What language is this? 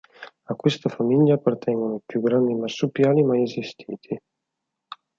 Italian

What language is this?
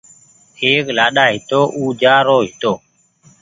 Goaria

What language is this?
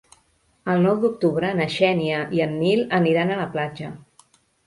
Catalan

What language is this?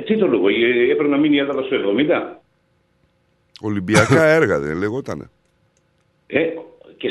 Greek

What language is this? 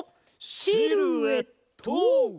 Japanese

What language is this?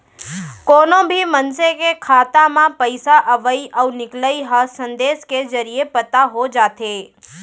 Chhattisgarhi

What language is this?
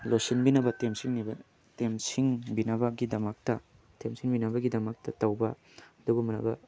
Manipuri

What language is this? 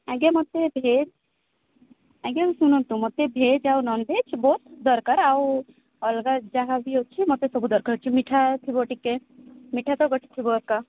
Odia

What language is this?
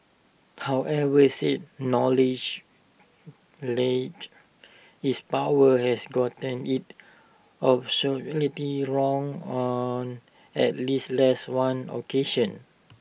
English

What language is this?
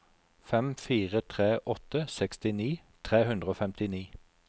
Norwegian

